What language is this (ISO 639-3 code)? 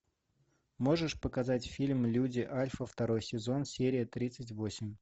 rus